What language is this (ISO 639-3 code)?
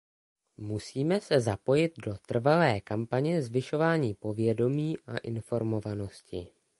ces